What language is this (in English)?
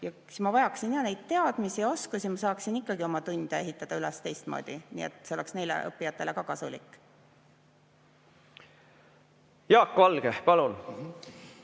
Estonian